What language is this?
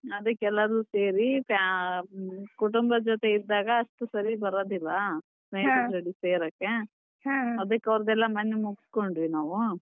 Kannada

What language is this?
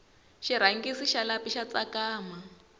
Tsonga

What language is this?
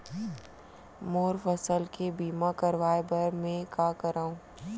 Chhattisgarhi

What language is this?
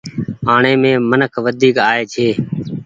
Goaria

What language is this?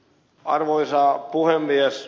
Finnish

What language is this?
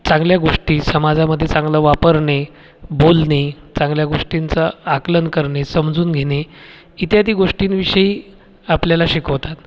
Marathi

